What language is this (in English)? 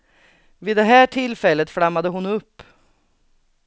Swedish